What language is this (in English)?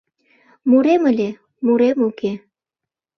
Mari